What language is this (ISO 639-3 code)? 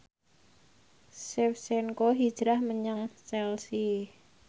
jav